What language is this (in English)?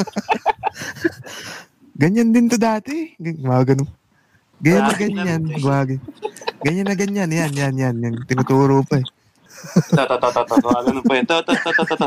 Filipino